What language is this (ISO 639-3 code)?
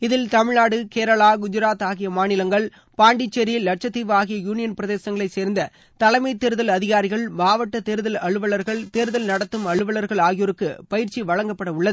tam